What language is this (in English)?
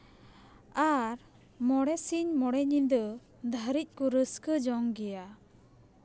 Santali